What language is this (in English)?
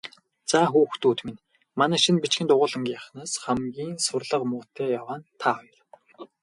Mongolian